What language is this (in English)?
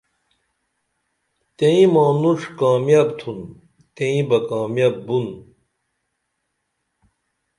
Dameli